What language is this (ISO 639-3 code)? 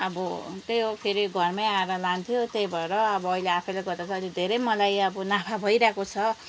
nep